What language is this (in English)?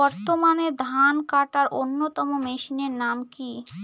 Bangla